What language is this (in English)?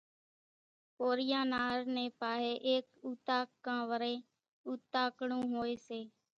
Kachi Koli